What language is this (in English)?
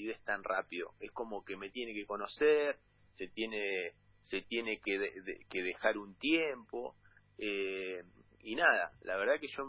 Spanish